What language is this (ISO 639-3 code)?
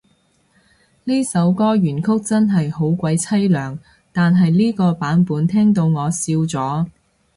yue